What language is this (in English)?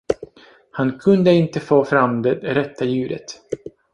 Swedish